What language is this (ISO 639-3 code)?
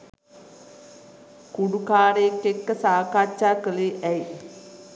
sin